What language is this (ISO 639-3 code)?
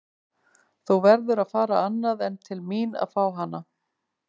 isl